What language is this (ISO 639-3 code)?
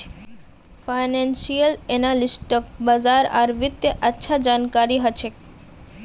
mag